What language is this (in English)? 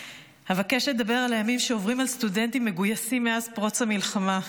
Hebrew